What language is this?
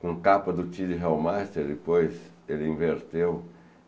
Portuguese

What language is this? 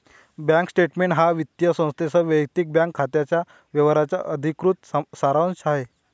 Marathi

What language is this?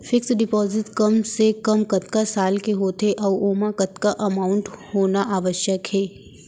Chhattisgarhi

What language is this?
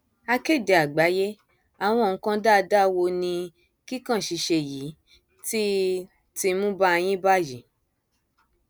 Yoruba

